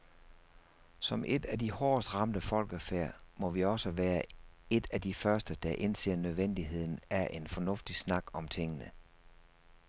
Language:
Danish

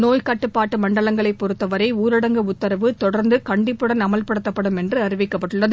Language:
Tamil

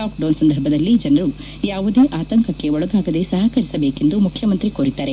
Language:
Kannada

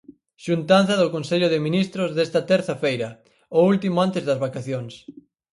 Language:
Galician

